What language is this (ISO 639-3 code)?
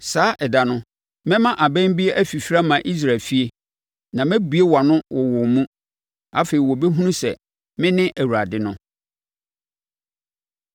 aka